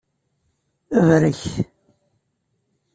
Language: Kabyle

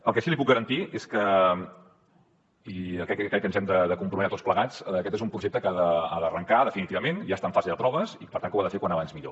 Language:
Catalan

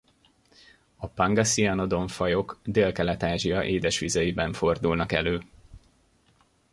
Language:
Hungarian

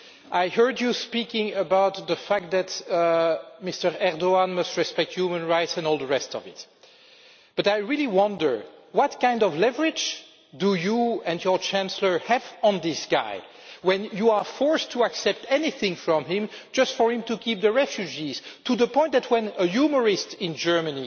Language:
English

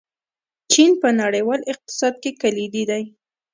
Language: Pashto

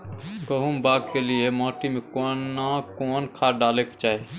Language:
Maithili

